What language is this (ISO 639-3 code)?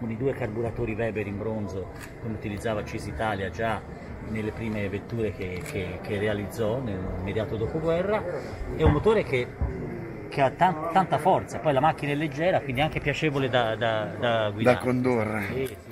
ita